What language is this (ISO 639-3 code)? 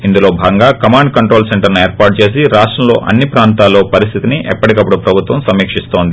tel